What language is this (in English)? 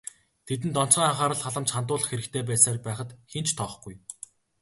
Mongolian